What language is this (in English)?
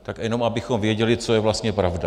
Czech